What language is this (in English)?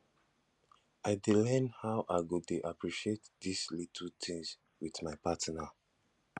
Nigerian Pidgin